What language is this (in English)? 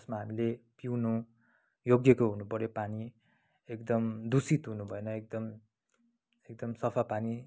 Nepali